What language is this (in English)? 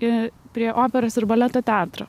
Lithuanian